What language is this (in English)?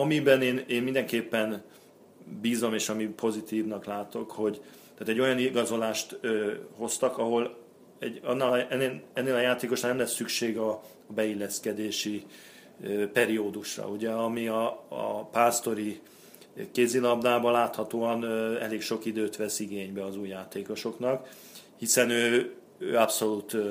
Hungarian